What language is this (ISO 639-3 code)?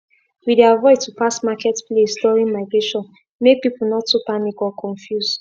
pcm